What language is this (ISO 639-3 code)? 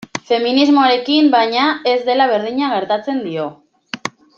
eus